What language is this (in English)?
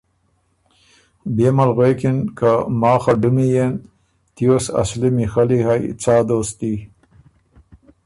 Ormuri